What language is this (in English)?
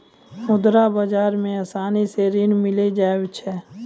Maithili